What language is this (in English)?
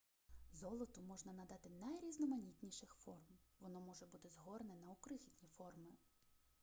Ukrainian